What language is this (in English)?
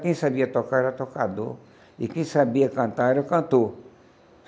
Portuguese